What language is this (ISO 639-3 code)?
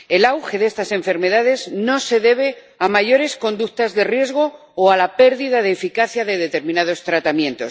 spa